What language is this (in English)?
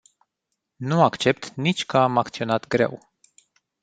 Romanian